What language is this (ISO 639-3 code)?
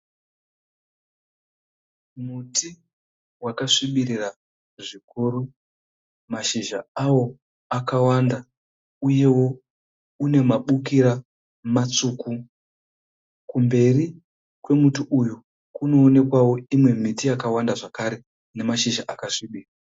sna